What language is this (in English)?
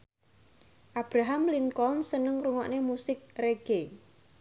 Javanese